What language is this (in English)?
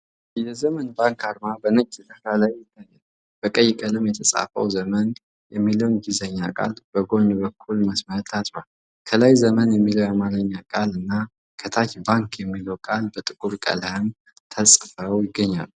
Amharic